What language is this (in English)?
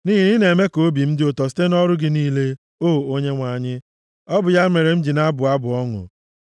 Igbo